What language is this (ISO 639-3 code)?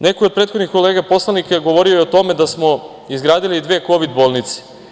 srp